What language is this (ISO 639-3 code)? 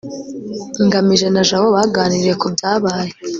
kin